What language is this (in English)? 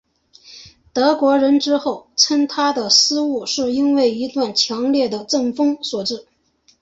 Chinese